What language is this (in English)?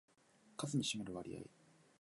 Japanese